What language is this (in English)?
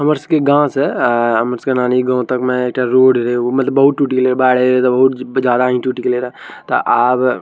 Maithili